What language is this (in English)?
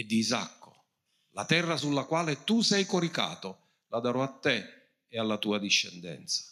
Italian